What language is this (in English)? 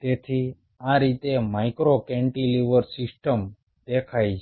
Gujarati